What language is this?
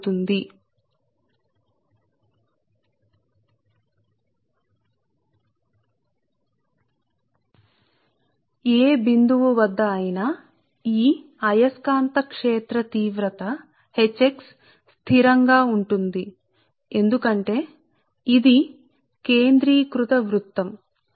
Telugu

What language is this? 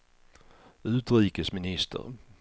Swedish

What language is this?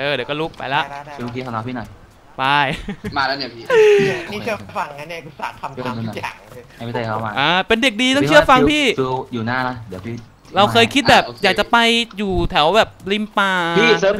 Thai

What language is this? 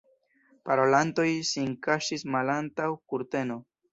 Esperanto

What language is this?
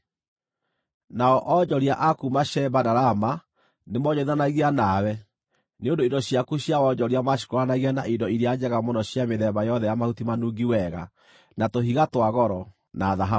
Kikuyu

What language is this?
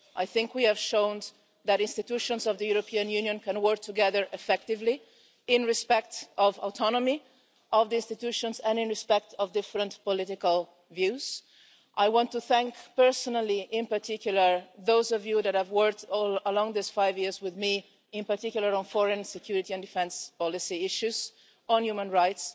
English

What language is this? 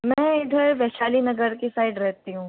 Hindi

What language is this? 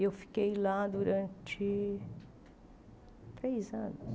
Portuguese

